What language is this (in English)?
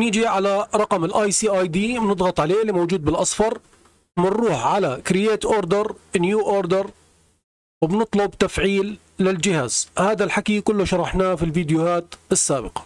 Arabic